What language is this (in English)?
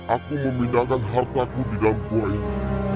Indonesian